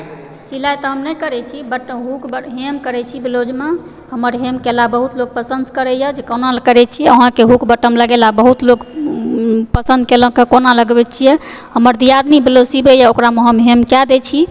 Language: Maithili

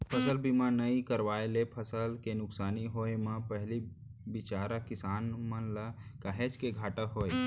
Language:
Chhattisgarhi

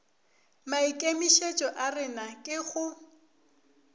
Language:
Northern Sotho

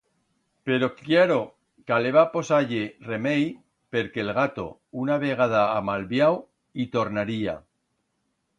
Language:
Aragonese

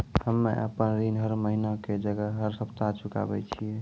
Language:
Maithili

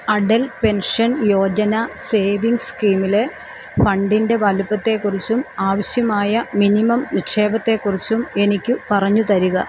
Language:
Malayalam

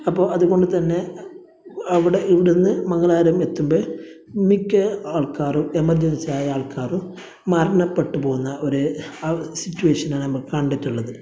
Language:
Malayalam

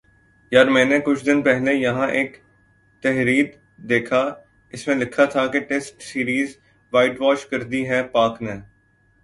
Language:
Urdu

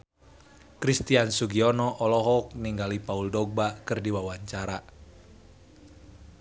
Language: Sundanese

